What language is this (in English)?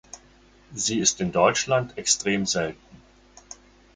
German